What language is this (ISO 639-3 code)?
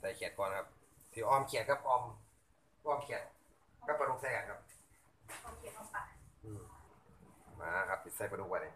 tha